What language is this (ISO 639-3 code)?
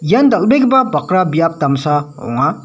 grt